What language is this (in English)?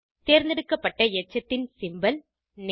Tamil